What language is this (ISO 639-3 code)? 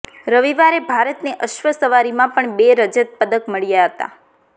guj